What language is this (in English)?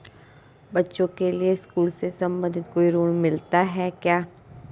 Hindi